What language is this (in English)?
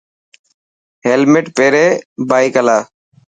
Dhatki